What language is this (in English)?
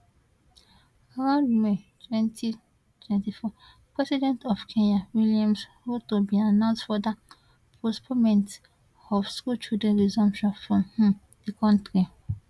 Nigerian Pidgin